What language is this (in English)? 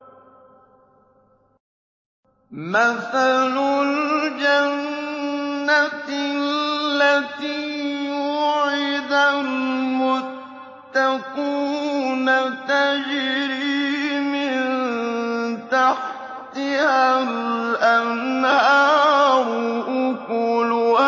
Arabic